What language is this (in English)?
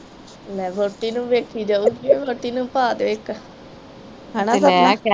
Punjabi